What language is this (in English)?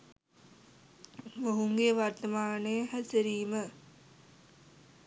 Sinhala